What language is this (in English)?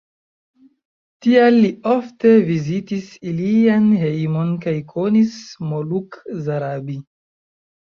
Esperanto